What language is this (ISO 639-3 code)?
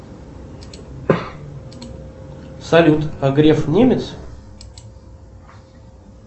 rus